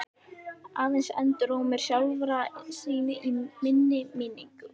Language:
Icelandic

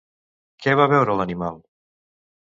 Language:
Catalan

